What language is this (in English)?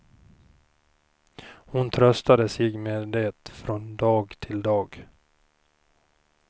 Swedish